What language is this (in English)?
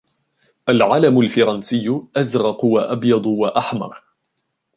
Arabic